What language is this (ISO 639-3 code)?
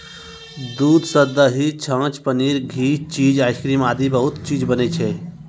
mai